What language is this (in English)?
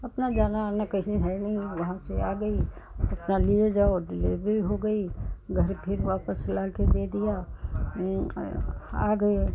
Hindi